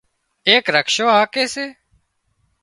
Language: Wadiyara Koli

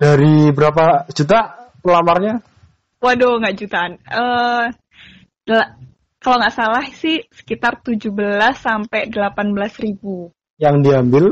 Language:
Indonesian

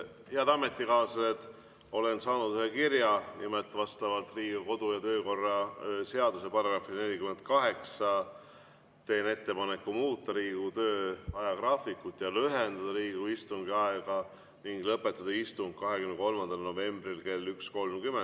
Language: Estonian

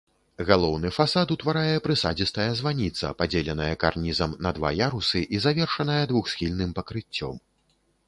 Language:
Belarusian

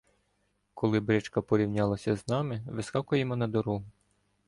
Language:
Ukrainian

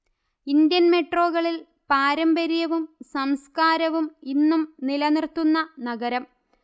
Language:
Malayalam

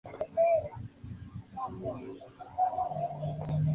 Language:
Spanish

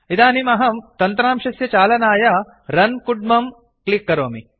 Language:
Sanskrit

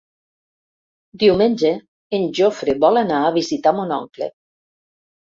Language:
Catalan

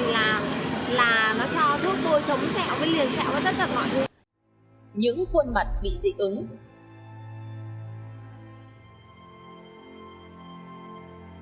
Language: Vietnamese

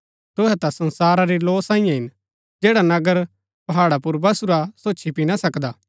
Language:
Gaddi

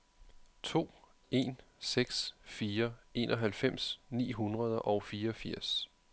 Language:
Danish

